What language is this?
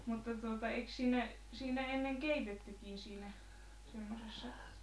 Finnish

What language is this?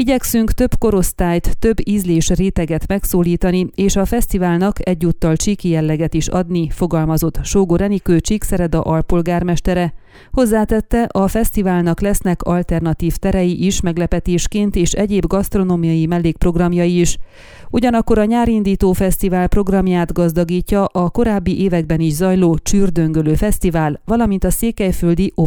Hungarian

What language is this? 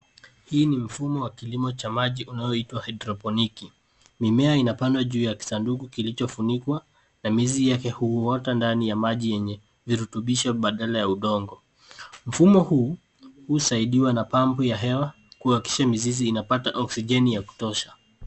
Swahili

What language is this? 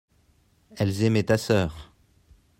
French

